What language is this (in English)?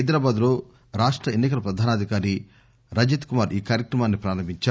Telugu